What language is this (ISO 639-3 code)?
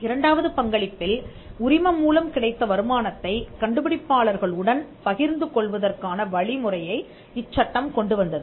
tam